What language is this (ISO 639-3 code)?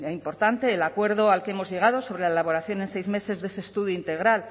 spa